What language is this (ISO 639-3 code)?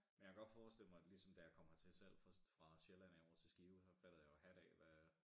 dan